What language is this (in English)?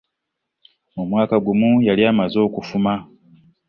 Ganda